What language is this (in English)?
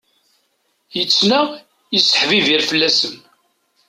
Kabyle